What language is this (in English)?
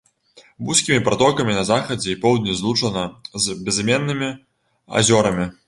Belarusian